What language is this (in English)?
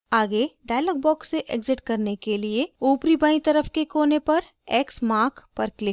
Hindi